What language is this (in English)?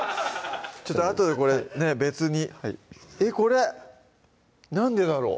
Japanese